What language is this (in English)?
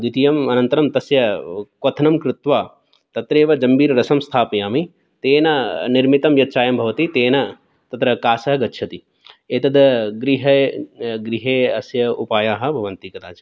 Sanskrit